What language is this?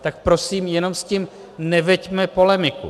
Czech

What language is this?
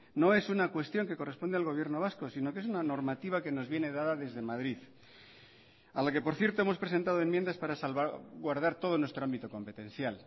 Spanish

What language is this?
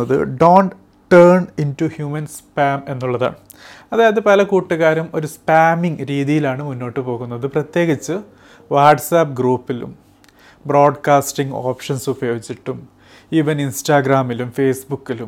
Malayalam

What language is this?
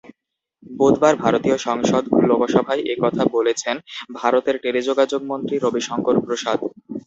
Bangla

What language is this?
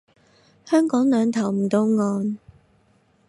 Cantonese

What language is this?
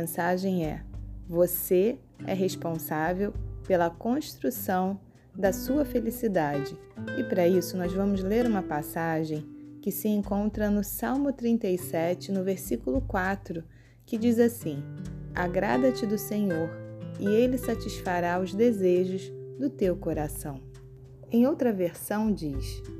Portuguese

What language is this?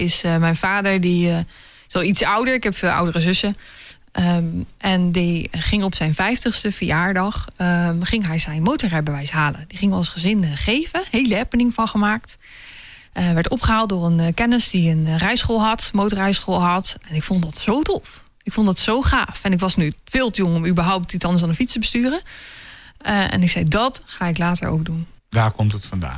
Dutch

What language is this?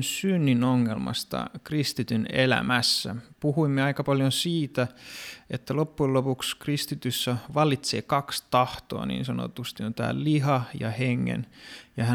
Finnish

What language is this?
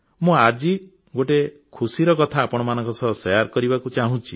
Odia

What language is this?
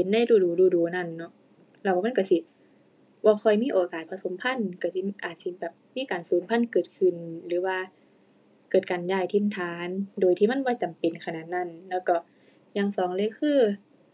Thai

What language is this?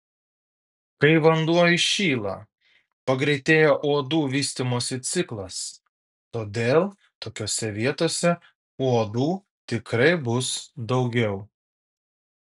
Lithuanian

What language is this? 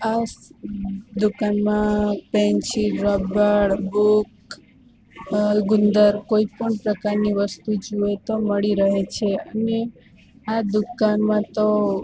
Gujarati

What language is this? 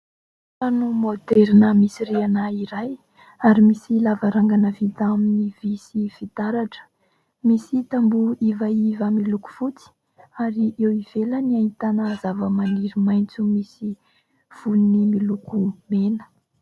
Malagasy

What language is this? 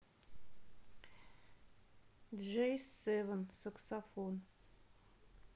Russian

